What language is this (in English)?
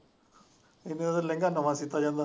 Punjabi